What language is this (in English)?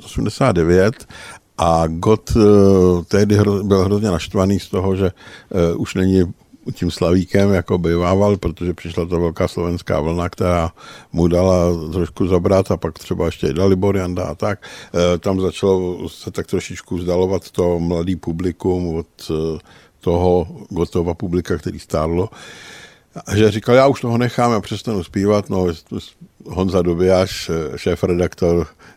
Czech